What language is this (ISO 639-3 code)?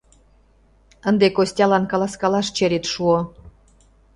chm